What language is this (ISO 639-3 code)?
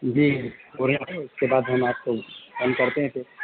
urd